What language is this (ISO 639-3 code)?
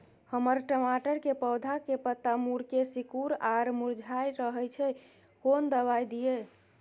mai